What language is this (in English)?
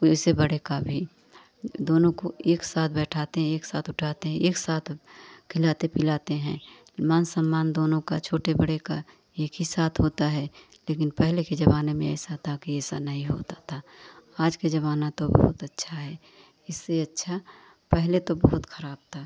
Hindi